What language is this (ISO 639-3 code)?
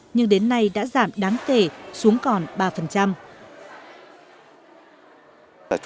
vie